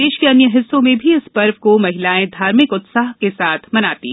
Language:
Hindi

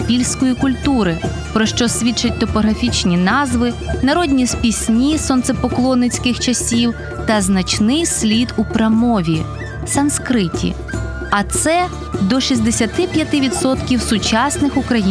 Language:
Ukrainian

